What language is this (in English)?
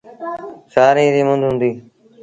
Sindhi Bhil